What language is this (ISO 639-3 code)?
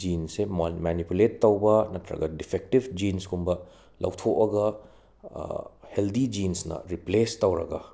mni